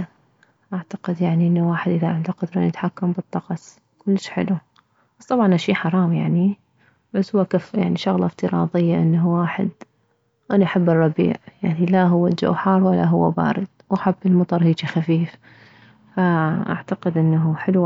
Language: Mesopotamian Arabic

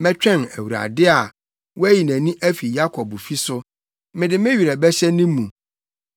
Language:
Akan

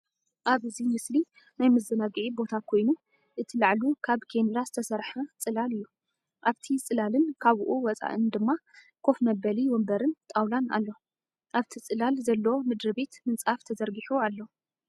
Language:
Tigrinya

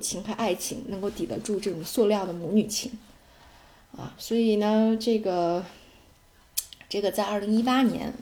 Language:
Chinese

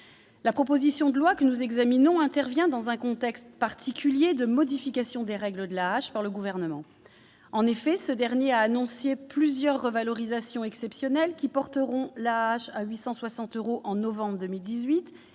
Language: French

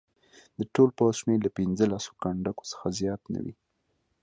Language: Pashto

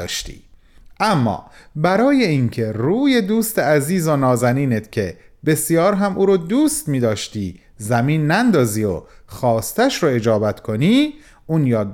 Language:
Persian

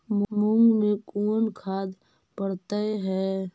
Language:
Magahi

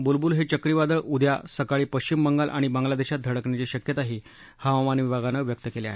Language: Marathi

